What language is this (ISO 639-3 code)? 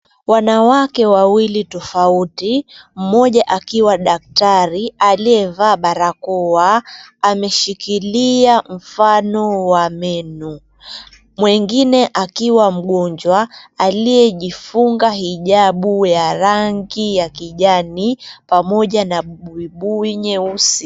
swa